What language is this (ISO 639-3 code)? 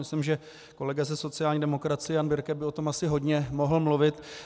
ces